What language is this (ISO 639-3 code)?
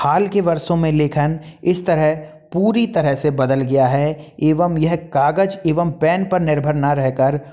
hin